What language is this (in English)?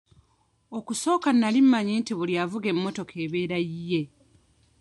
Ganda